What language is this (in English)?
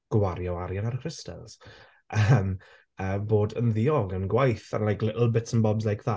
Welsh